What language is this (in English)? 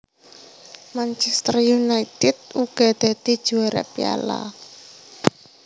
Javanese